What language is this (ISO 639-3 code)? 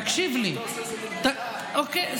heb